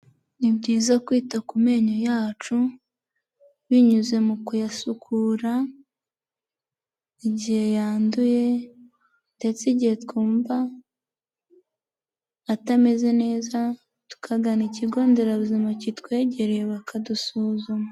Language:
Kinyarwanda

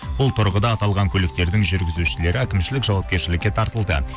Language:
Kazakh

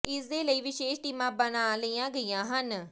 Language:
Punjabi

